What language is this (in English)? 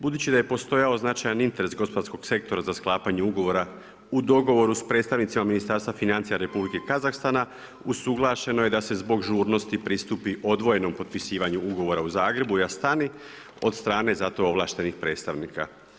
Croatian